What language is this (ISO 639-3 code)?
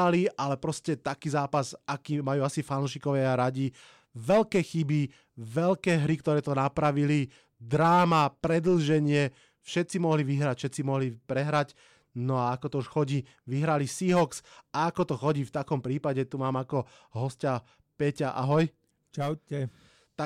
slk